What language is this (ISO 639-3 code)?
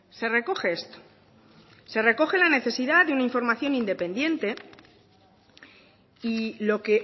spa